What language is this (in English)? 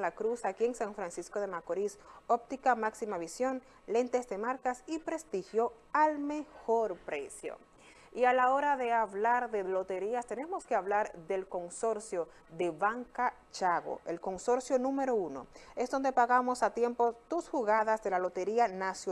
Spanish